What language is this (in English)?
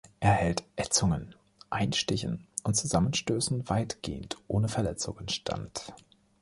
German